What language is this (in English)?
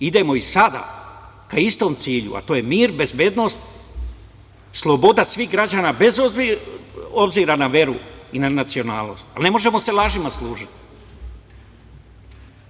Serbian